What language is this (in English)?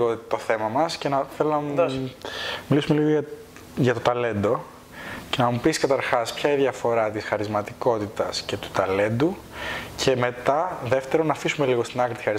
Greek